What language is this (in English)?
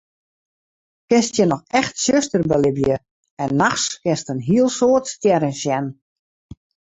Western Frisian